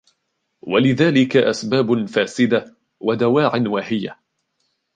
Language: Arabic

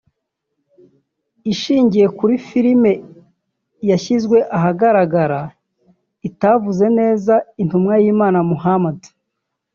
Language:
Kinyarwanda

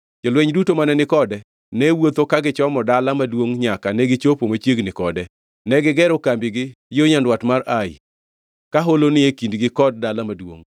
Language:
Luo (Kenya and Tanzania)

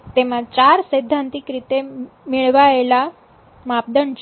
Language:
Gujarati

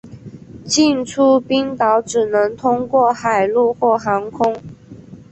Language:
Chinese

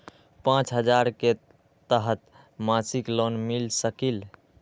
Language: Magahi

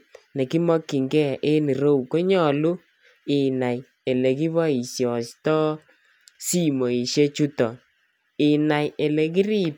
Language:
Kalenjin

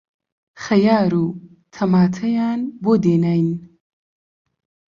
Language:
Central Kurdish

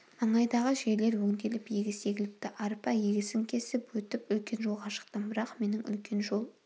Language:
Kazakh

